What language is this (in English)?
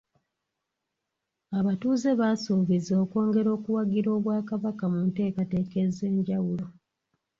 Ganda